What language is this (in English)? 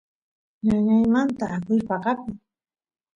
Santiago del Estero Quichua